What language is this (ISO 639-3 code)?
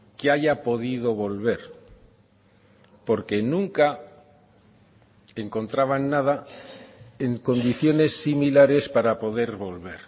spa